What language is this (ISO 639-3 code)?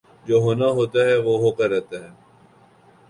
urd